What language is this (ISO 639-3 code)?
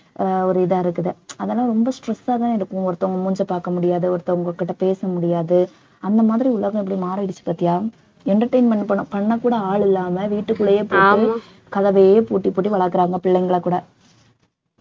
tam